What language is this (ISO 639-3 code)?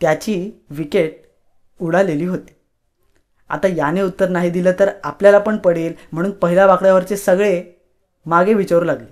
mar